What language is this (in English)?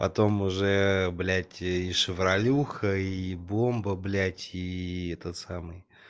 Russian